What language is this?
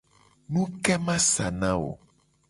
Gen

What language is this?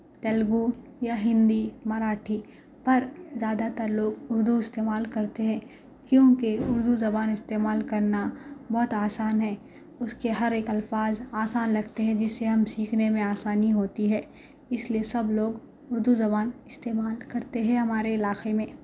Urdu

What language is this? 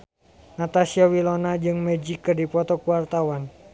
Sundanese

